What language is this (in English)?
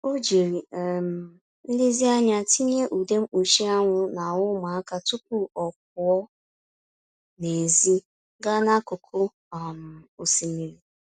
Igbo